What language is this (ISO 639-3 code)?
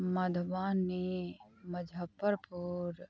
mai